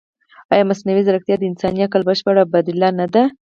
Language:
Pashto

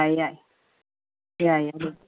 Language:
Manipuri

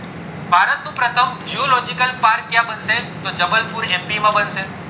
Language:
Gujarati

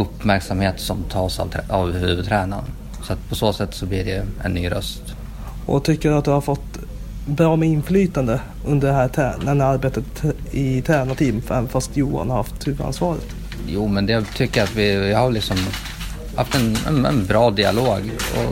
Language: Swedish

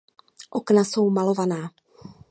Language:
Czech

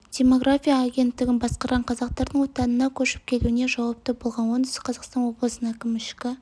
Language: Kazakh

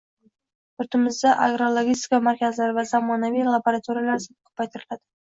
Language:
Uzbek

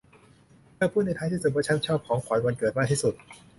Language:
Thai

